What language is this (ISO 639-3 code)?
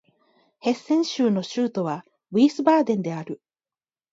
jpn